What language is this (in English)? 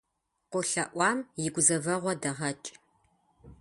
Kabardian